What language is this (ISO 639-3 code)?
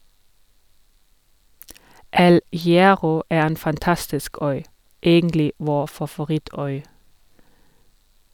nor